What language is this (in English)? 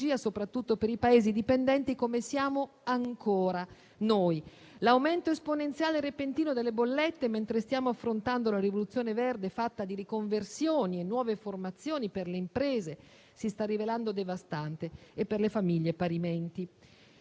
Italian